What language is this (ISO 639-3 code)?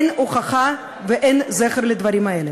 heb